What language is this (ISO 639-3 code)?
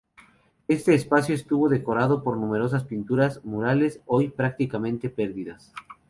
spa